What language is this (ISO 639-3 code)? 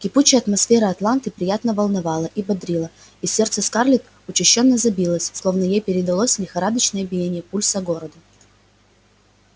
rus